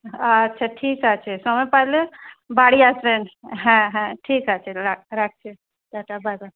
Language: Bangla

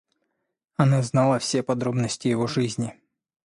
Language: Russian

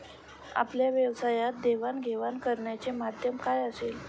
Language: Marathi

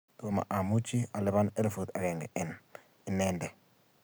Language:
Kalenjin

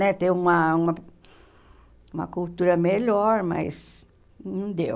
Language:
Portuguese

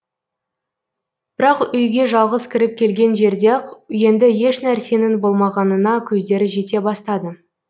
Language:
Kazakh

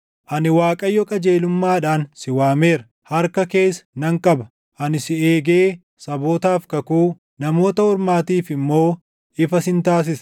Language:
Oromo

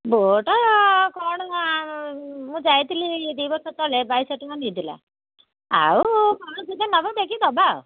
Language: Odia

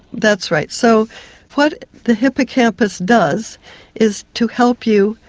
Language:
English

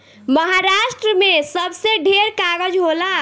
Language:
Bhojpuri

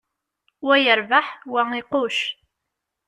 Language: Kabyle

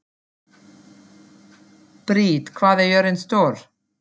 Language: Icelandic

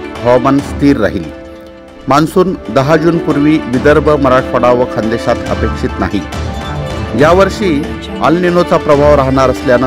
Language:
Marathi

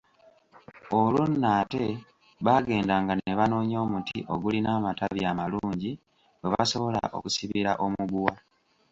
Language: Ganda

